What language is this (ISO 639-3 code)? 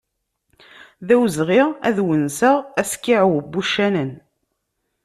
kab